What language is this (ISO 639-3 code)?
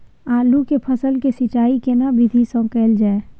mai